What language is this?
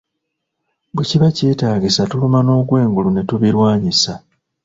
Ganda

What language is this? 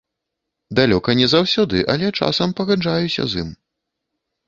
Belarusian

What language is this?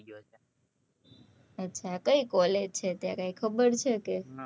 Gujarati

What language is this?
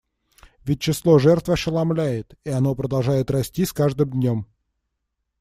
Russian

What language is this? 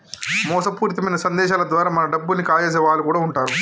Telugu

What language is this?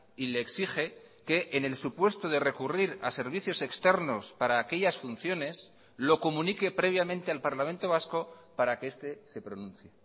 Spanish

